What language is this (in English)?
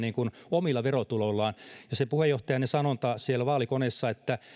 Finnish